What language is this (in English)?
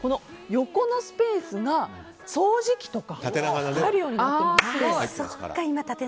Japanese